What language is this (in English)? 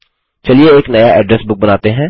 Hindi